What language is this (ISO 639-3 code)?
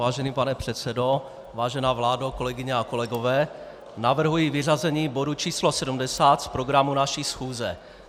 ces